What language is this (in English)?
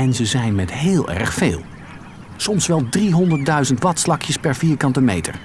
Dutch